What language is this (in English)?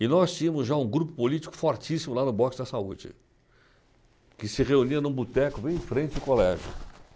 Portuguese